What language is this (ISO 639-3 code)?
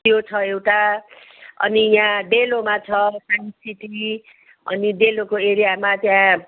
nep